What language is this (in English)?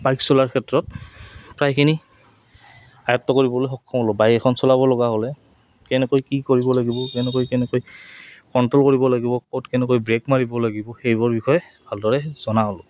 Assamese